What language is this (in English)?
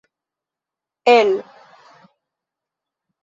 Esperanto